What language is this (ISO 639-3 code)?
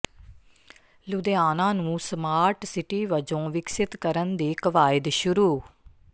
pan